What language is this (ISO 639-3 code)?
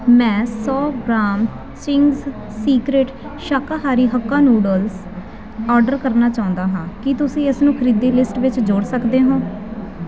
pan